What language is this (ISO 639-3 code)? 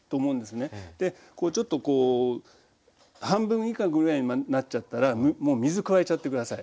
jpn